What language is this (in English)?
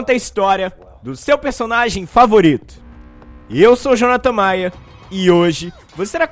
Portuguese